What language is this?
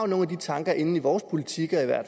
Danish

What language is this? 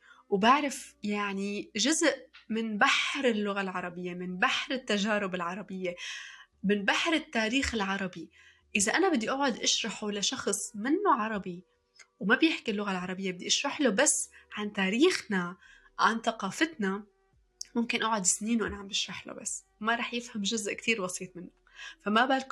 Arabic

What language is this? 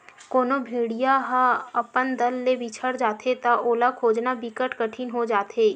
Chhattisgarhi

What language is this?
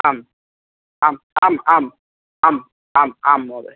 Sanskrit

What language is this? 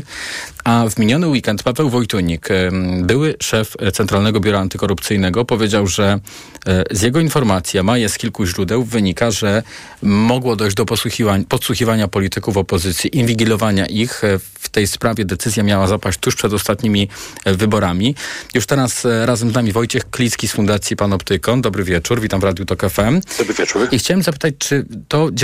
Polish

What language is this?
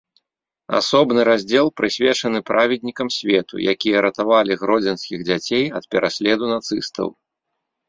Belarusian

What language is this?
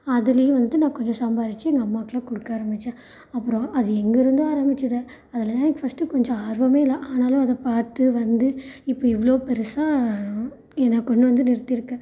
Tamil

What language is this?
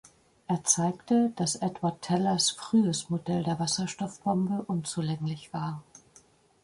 German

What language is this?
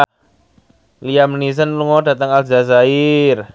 Javanese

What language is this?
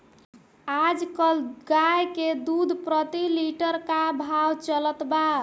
Bhojpuri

